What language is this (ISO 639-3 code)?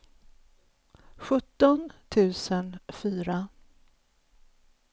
swe